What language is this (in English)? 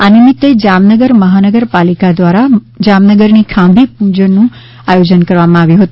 Gujarati